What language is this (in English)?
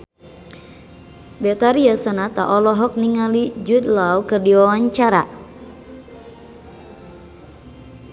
Sundanese